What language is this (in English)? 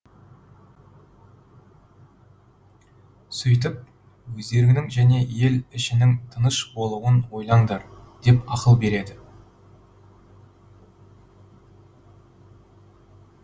Kazakh